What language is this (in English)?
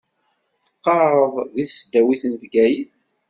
Kabyle